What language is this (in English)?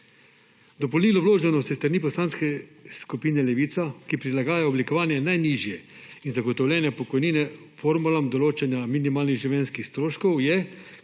Slovenian